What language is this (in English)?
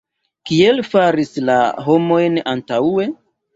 Esperanto